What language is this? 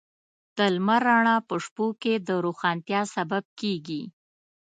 Pashto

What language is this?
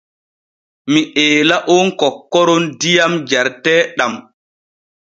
Borgu Fulfulde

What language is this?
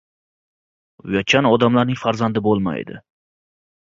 Uzbek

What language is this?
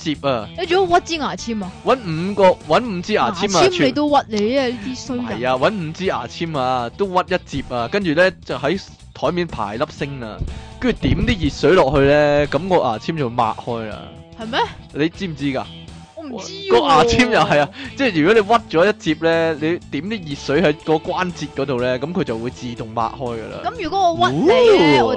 Chinese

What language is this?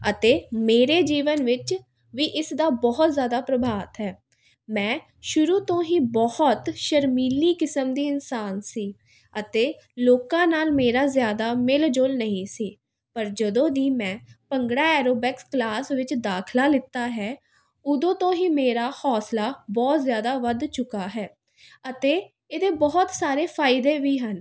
Punjabi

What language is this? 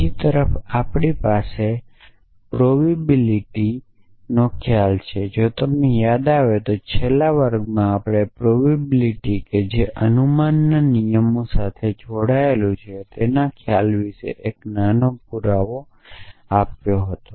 Gujarati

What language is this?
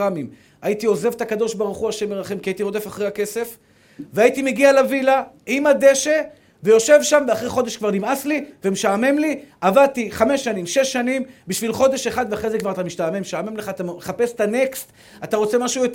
Hebrew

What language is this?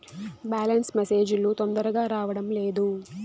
Telugu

